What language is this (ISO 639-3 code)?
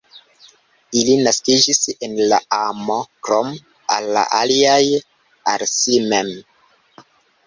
epo